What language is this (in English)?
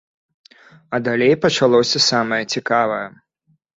Belarusian